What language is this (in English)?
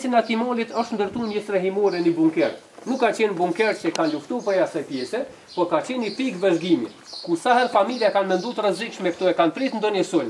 Romanian